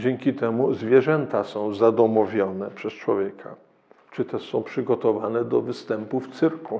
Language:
Polish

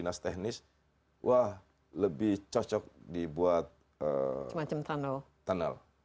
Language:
Indonesian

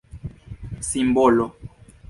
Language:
Esperanto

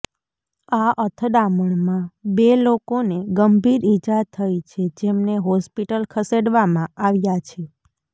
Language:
Gujarati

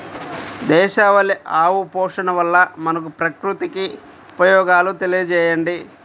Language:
Telugu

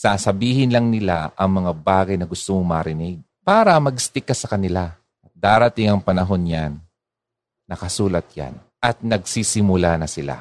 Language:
Filipino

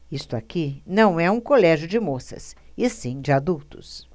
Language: Portuguese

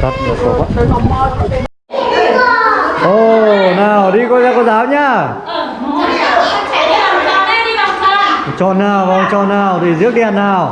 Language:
Vietnamese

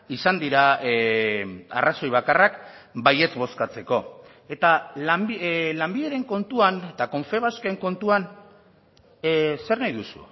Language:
Basque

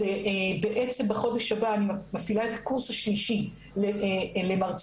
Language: Hebrew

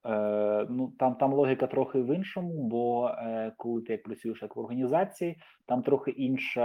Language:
Ukrainian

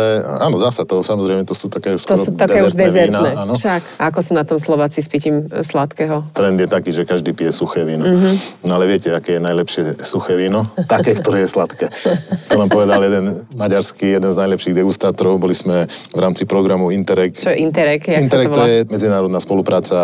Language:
Slovak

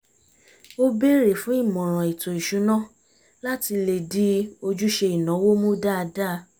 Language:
Yoruba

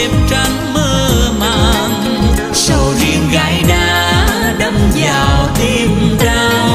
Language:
Vietnamese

